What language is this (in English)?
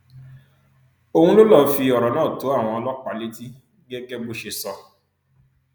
Yoruba